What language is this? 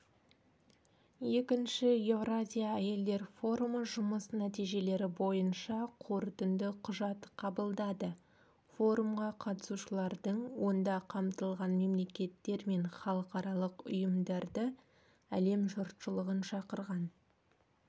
Kazakh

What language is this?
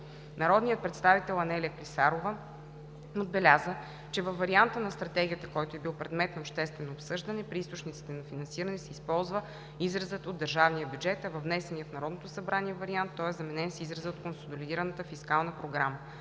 Bulgarian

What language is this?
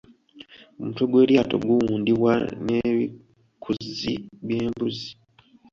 Ganda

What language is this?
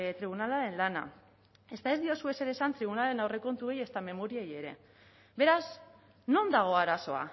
Basque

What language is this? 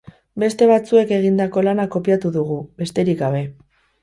Basque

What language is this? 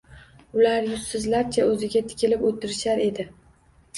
Uzbek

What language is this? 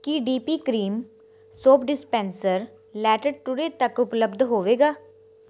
Punjabi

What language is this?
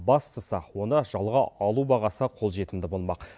Kazakh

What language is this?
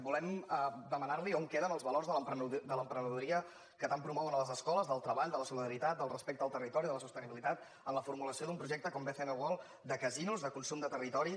Catalan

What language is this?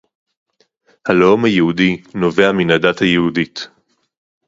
Hebrew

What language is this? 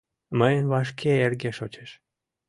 Mari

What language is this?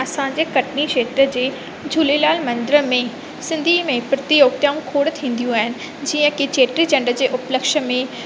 Sindhi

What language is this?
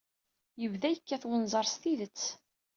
Kabyle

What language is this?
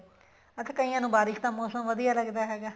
Punjabi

